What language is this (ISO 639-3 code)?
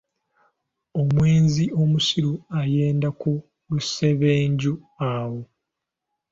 lug